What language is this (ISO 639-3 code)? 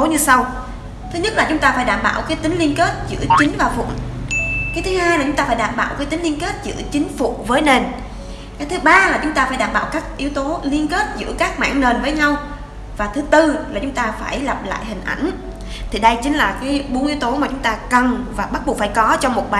vie